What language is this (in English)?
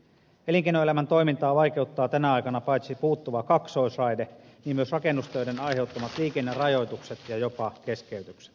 Finnish